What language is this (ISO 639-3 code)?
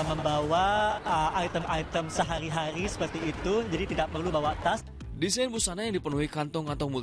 ind